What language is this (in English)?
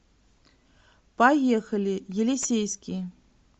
Russian